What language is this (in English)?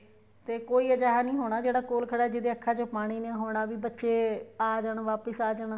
Punjabi